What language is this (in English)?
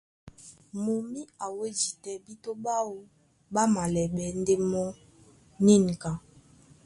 Duala